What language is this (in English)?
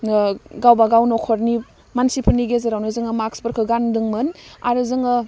Bodo